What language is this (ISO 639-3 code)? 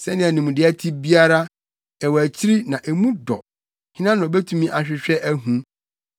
aka